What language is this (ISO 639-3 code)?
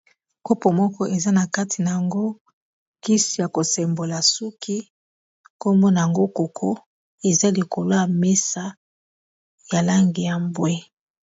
lin